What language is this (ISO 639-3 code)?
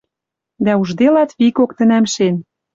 mrj